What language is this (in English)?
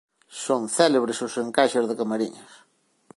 Galician